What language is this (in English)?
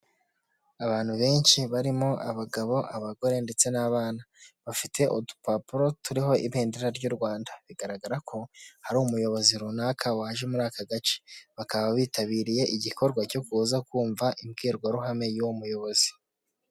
Kinyarwanda